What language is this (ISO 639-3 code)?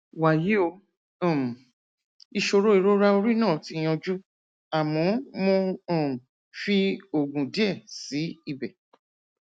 yor